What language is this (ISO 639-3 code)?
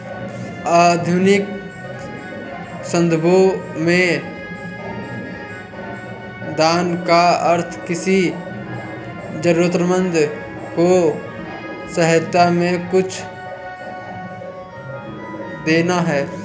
hin